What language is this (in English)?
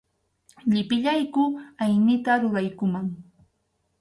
Arequipa-La Unión Quechua